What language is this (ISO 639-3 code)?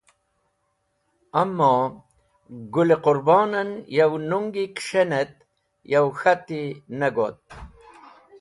wbl